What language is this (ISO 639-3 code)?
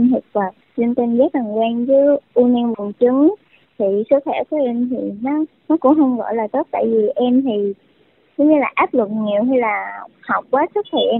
vie